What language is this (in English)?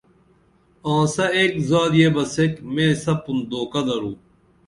Dameli